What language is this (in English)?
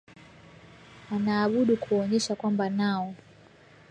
Swahili